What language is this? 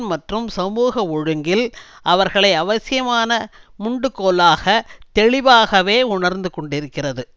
Tamil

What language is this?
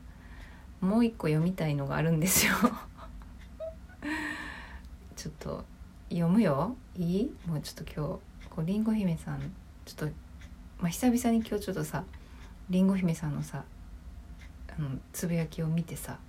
Japanese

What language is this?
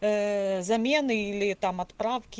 Russian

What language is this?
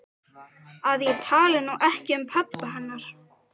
Icelandic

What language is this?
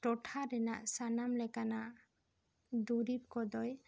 Santali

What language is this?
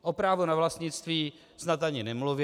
Czech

